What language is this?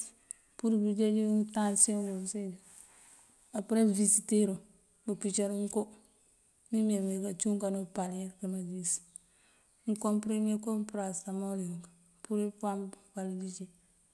Mandjak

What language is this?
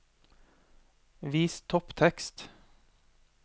Norwegian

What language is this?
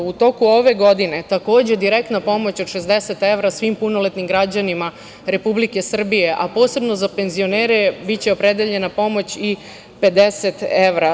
Serbian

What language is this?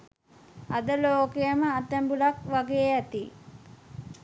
Sinhala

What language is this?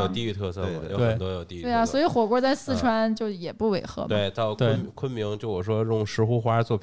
Chinese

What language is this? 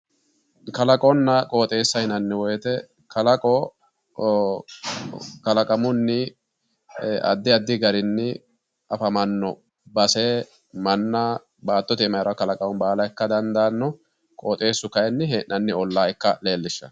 Sidamo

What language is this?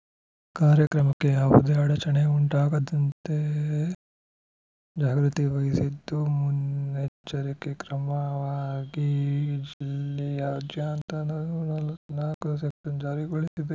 Kannada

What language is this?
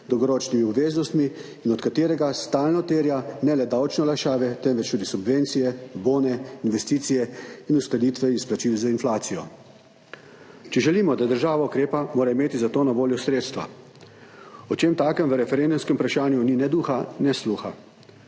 Slovenian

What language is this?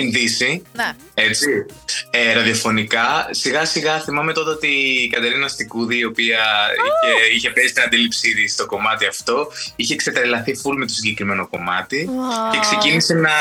Greek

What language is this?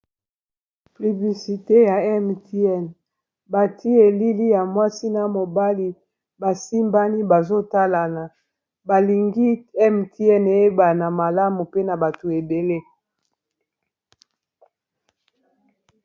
Lingala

